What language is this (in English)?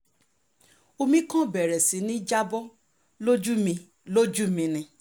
Yoruba